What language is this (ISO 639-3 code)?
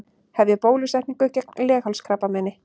isl